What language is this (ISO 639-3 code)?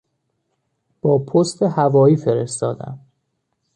fas